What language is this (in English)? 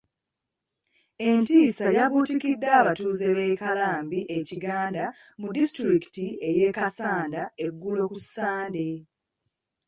Ganda